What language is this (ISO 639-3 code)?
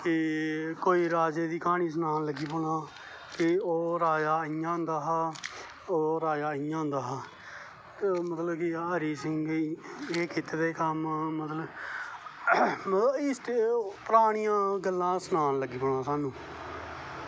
doi